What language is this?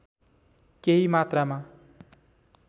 Nepali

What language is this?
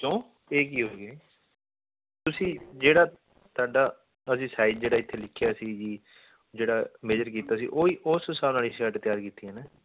Punjabi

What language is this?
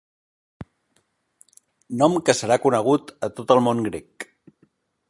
Catalan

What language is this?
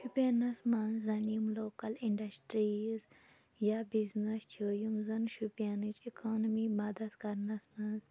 Kashmiri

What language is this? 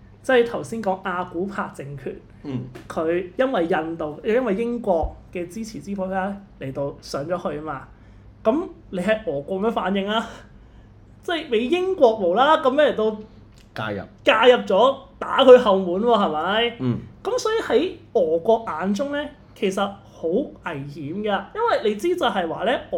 Chinese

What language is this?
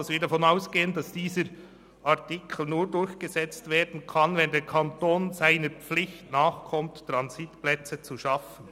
Swiss German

